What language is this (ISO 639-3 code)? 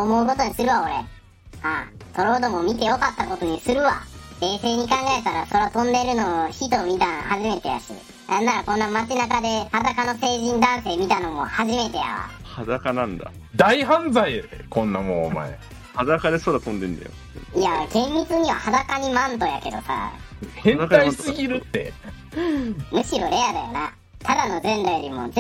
jpn